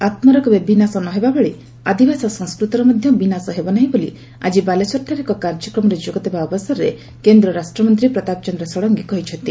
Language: Odia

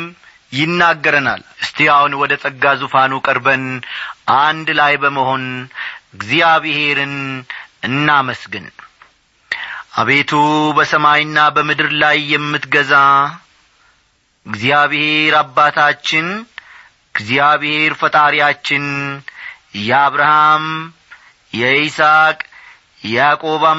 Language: Amharic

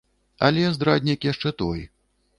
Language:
Belarusian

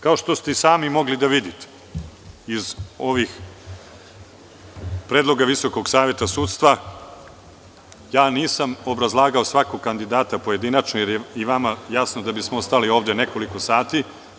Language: Serbian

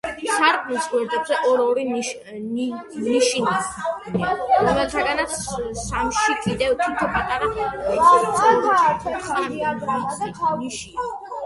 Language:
Georgian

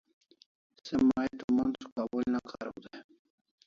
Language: Kalasha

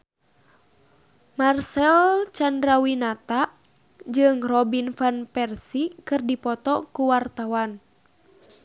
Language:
Sundanese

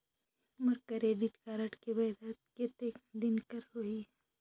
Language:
Chhattisgarhi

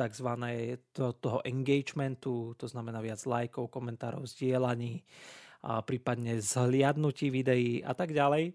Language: Slovak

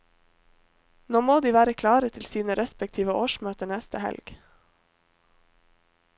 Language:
Norwegian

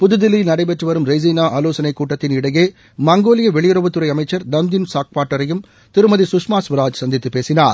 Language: Tamil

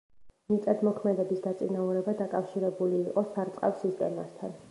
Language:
Georgian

